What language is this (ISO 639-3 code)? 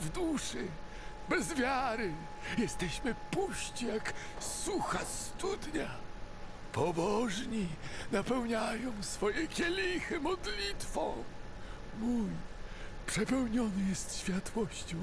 pol